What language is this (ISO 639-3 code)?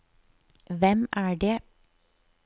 nor